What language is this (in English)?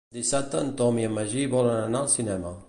Catalan